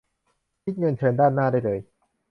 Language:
Thai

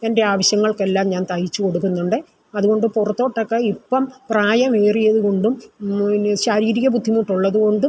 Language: Malayalam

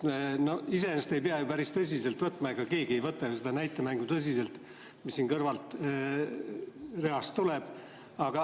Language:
Estonian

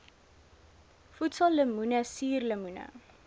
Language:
Afrikaans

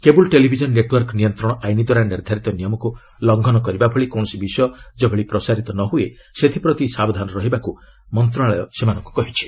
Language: Odia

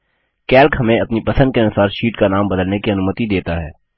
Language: Hindi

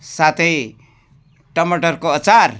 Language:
Nepali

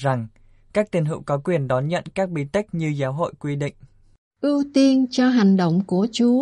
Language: Vietnamese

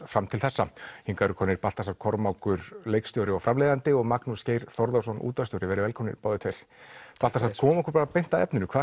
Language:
Icelandic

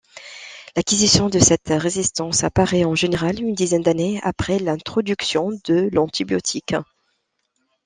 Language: French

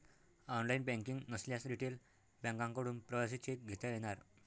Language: Marathi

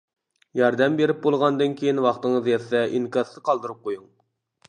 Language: Uyghur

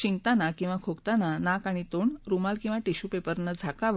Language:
Marathi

